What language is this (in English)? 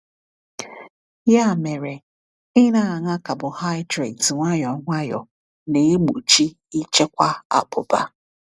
Igbo